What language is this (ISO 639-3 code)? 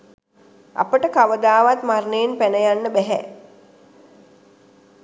sin